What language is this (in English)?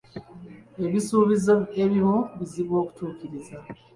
Ganda